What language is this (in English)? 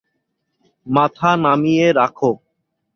Bangla